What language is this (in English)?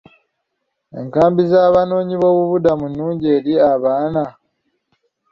Ganda